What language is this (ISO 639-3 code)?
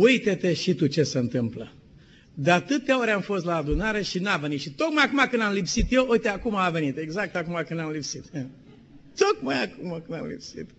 ron